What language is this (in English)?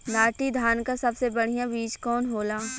Bhojpuri